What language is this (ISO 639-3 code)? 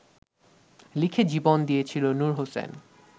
ben